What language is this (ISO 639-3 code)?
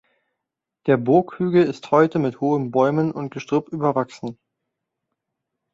deu